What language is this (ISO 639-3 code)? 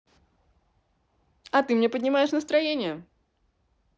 rus